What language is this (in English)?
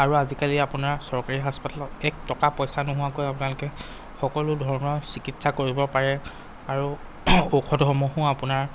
Assamese